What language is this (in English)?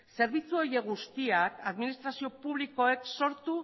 Basque